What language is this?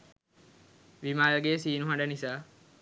Sinhala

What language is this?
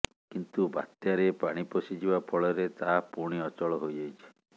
Odia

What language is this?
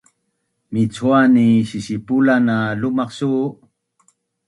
Bunun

